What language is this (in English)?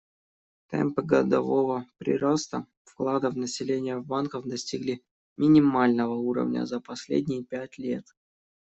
Russian